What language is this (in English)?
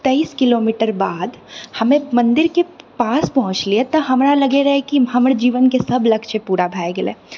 Maithili